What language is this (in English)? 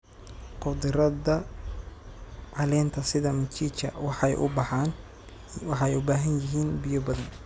Somali